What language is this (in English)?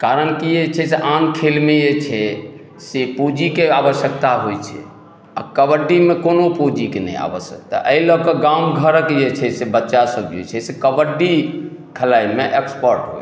Maithili